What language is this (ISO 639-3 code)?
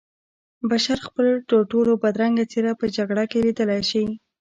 pus